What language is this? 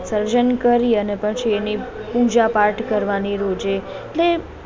Gujarati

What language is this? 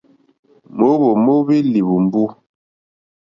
Mokpwe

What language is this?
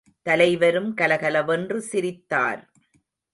Tamil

